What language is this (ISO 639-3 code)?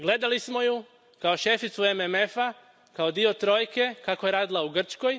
hrv